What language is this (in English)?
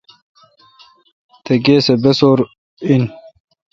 Kalkoti